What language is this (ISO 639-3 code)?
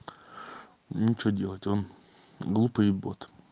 rus